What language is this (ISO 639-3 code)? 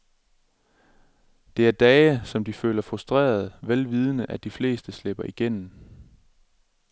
dan